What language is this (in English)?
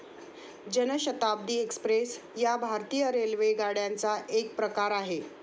Marathi